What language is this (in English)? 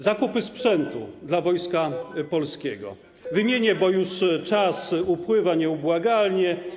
Polish